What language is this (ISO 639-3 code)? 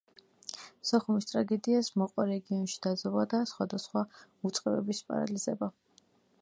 kat